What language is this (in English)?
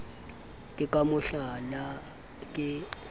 Southern Sotho